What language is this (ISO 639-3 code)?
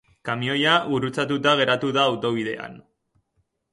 eus